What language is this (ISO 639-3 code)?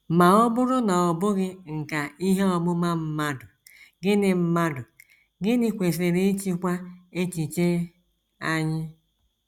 ibo